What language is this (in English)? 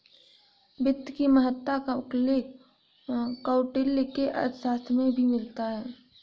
Hindi